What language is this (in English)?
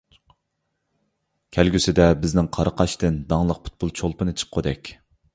Uyghur